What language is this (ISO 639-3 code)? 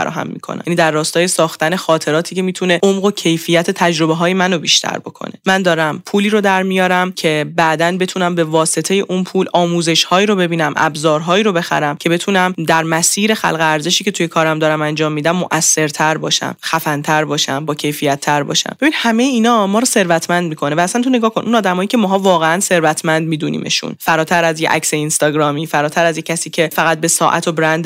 fas